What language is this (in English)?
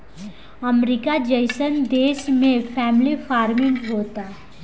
Bhojpuri